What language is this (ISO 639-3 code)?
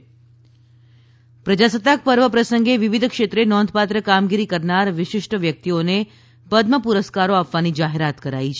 guj